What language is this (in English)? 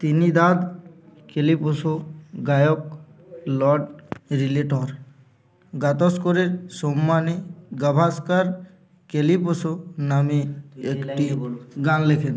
Bangla